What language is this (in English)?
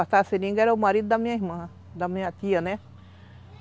Portuguese